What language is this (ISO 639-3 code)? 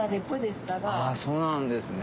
jpn